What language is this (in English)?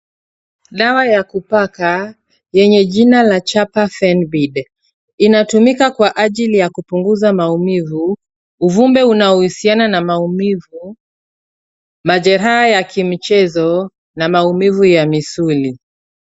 Swahili